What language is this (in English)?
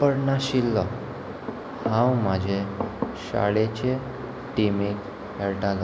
Konkani